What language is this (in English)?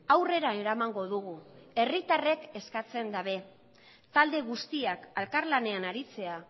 Basque